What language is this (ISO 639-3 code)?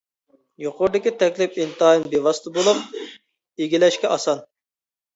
uig